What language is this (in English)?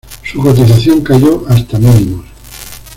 Spanish